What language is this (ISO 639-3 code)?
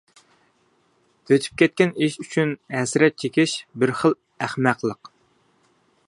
uig